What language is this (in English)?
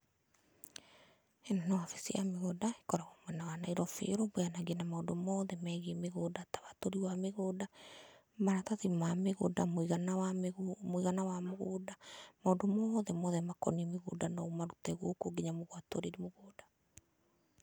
Kikuyu